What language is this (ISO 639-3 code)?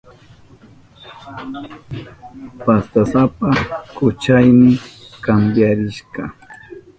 qup